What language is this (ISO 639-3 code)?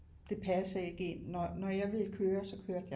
dan